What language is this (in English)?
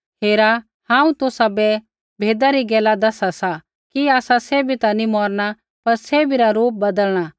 Kullu Pahari